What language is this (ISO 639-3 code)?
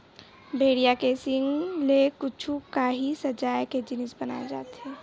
hne